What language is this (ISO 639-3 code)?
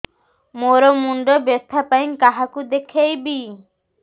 ori